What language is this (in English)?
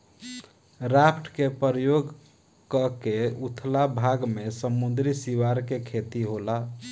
Bhojpuri